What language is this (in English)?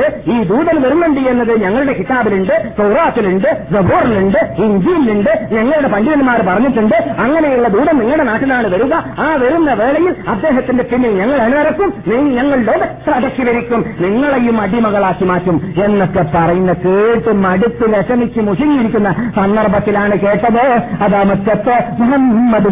Malayalam